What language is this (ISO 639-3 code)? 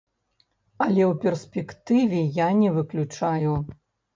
bel